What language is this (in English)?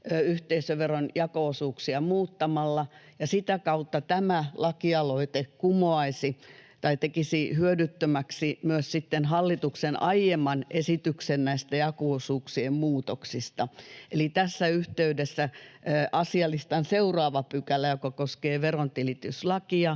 Finnish